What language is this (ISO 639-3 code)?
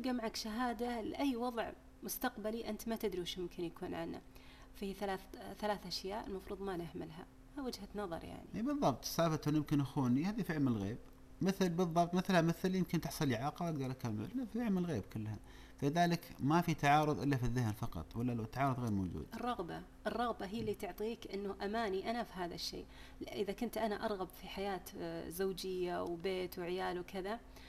ara